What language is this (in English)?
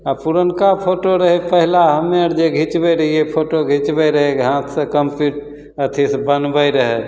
Maithili